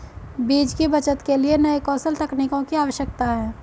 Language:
Hindi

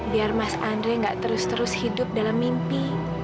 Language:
Indonesian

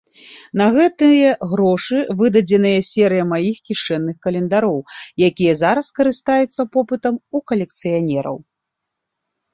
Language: Belarusian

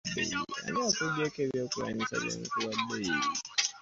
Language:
Ganda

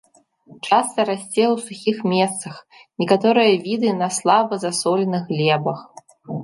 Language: Belarusian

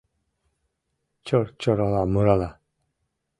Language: Mari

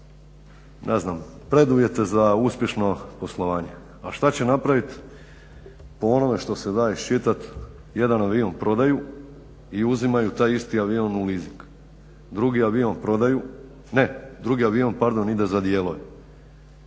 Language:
Croatian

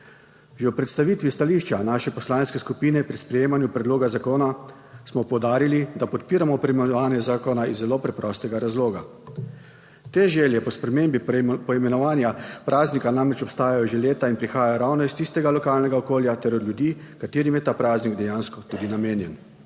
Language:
Slovenian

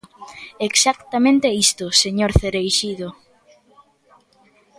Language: Galician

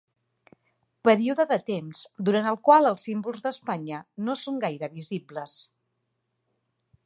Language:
Catalan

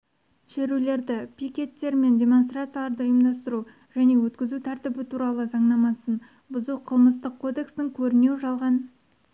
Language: Kazakh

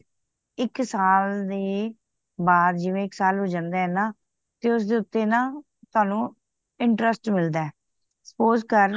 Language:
Punjabi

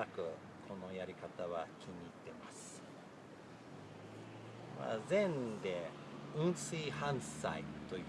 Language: Japanese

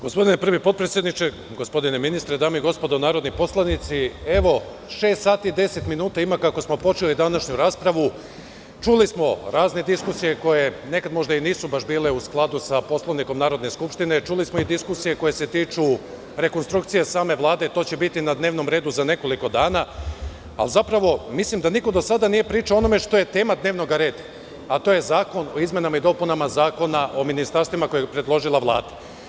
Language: Serbian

